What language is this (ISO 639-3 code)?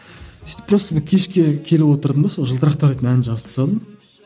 kaz